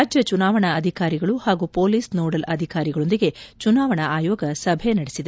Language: Kannada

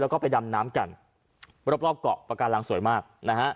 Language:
Thai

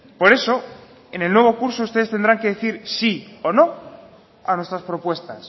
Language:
Spanish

